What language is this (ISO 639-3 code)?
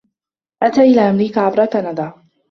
ara